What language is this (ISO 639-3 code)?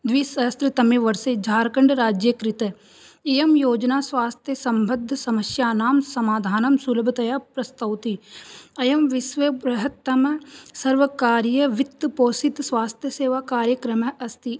san